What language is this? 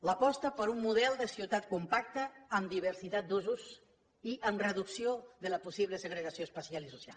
Catalan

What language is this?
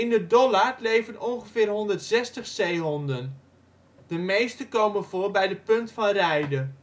Dutch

